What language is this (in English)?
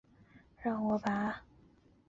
Chinese